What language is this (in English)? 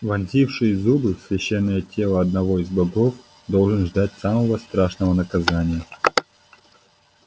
Russian